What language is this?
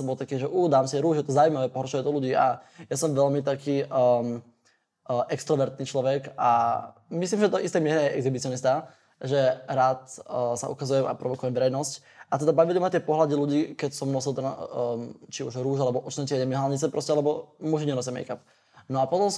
Slovak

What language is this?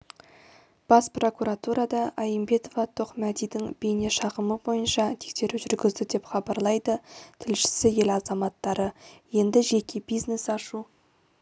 Kazakh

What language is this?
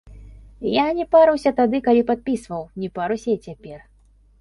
Belarusian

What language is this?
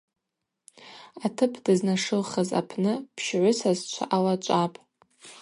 Abaza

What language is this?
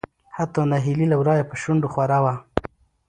Pashto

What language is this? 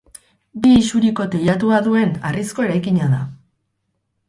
Basque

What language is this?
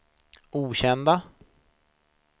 Swedish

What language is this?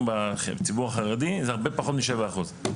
Hebrew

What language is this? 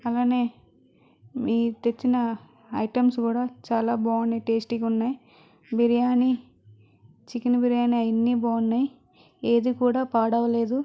Telugu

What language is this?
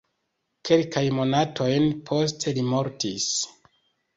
Esperanto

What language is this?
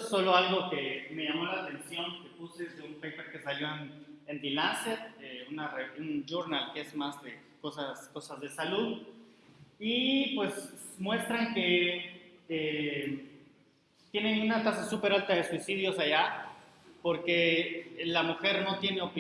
Spanish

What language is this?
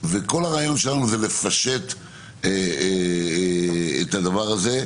Hebrew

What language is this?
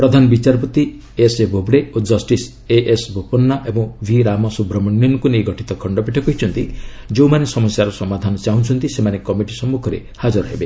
Odia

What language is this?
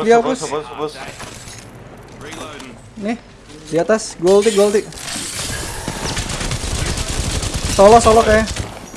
Indonesian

